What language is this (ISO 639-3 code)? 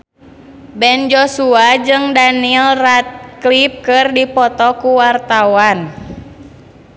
sun